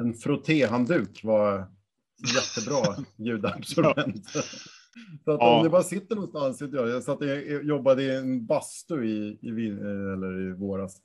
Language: Swedish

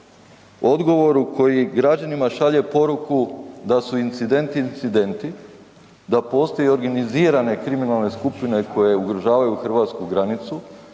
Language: Croatian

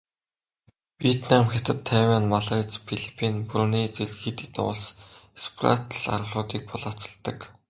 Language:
Mongolian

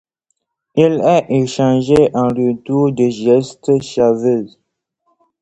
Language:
French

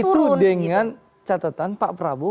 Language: Indonesian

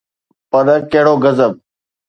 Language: Sindhi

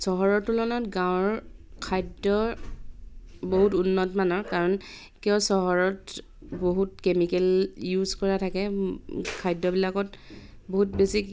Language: Assamese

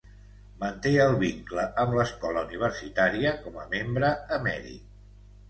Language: Catalan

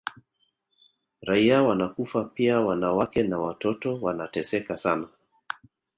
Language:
Swahili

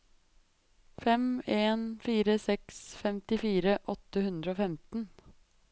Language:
Norwegian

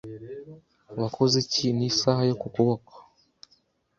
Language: Kinyarwanda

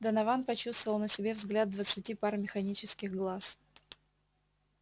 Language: Russian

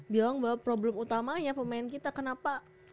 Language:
Indonesian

